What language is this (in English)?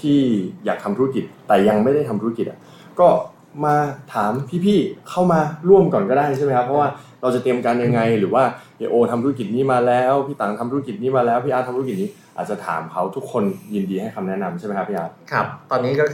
Thai